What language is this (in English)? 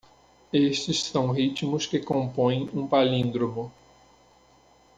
Portuguese